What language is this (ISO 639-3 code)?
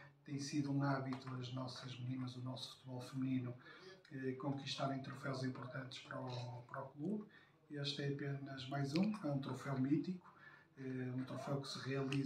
por